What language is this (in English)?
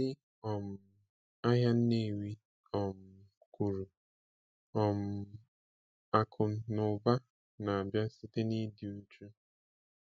Igbo